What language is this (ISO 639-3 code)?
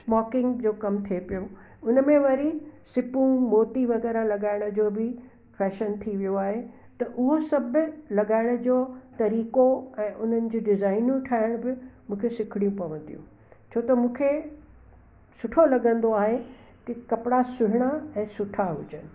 snd